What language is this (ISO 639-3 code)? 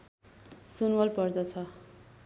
nep